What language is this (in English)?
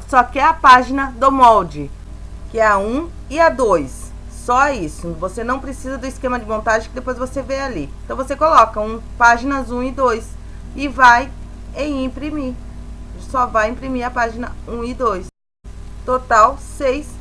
Portuguese